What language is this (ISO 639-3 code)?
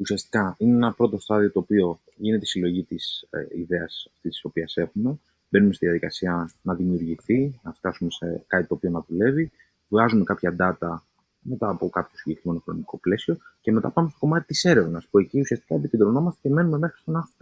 ell